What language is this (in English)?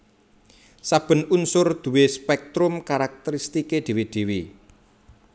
Javanese